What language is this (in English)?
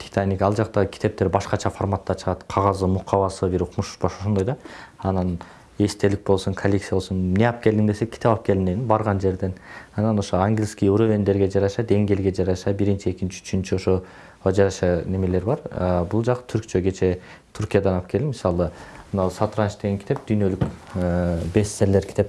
Turkish